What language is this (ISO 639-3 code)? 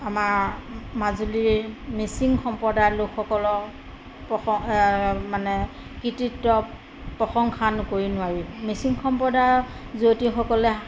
asm